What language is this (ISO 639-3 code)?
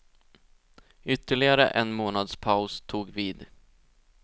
swe